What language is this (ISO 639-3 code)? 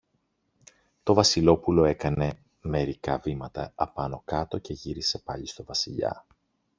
ell